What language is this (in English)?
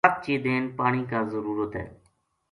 Gujari